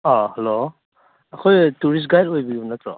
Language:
Manipuri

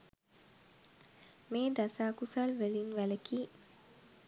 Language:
Sinhala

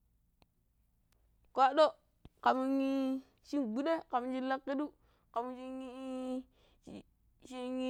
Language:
Pero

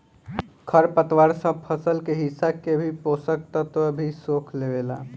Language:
Bhojpuri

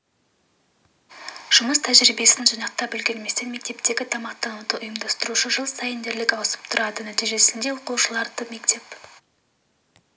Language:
Kazakh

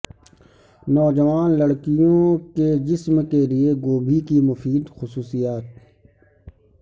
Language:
Urdu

